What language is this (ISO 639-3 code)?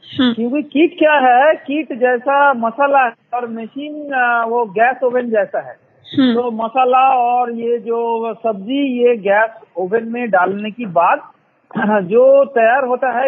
hin